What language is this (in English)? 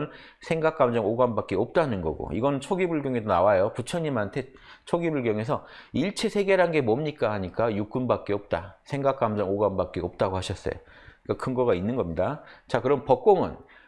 Korean